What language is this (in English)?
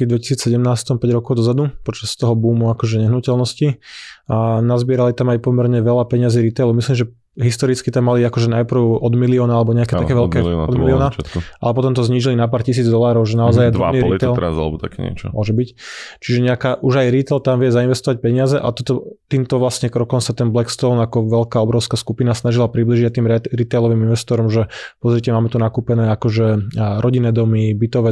Slovak